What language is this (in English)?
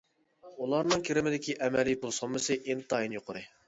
Uyghur